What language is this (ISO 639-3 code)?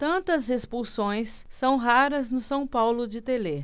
por